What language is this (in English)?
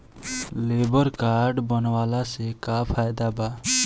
Bhojpuri